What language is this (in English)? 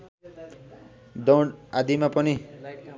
Nepali